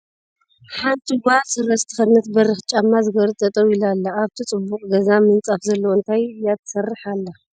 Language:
Tigrinya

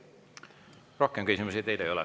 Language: Estonian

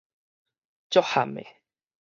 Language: Min Nan Chinese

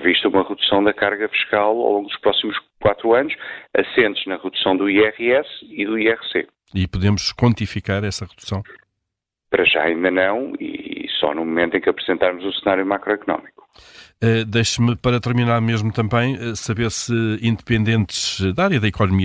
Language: Portuguese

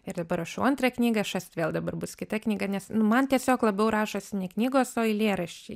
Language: Lithuanian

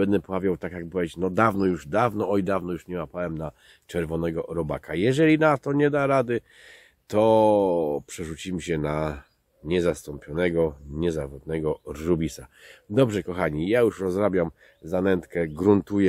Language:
Polish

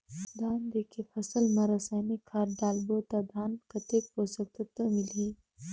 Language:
Chhattisgarhi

